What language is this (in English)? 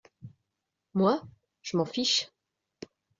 French